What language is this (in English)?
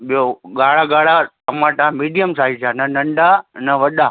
Sindhi